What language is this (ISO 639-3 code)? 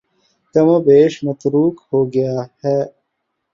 urd